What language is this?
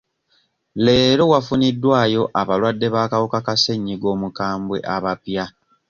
Ganda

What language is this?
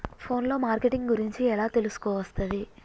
Telugu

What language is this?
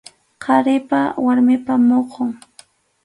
Arequipa-La Unión Quechua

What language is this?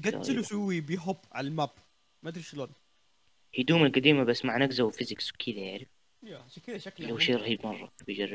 Arabic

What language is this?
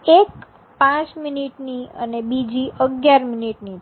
Gujarati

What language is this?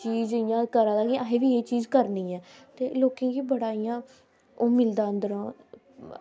Dogri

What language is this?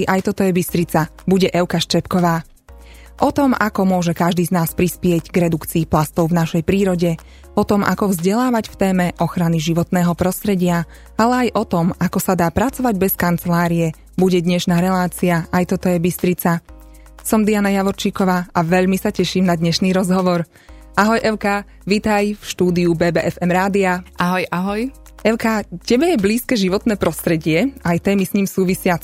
Slovak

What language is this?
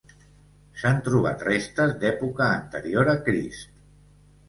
Catalan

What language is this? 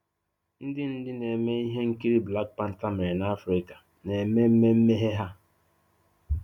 Igbo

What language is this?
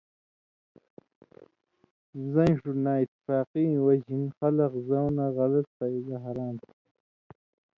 Indus Kohistani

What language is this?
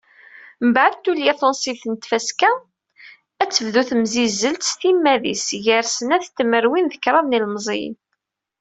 Kabyle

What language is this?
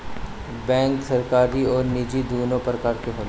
Bhojpuri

